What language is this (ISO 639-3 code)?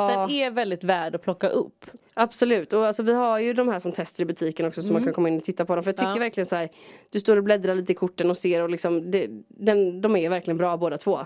swe